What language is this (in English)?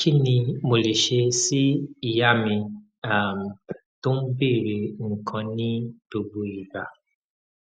Yoruba